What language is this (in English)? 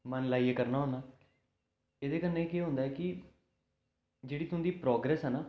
Dogri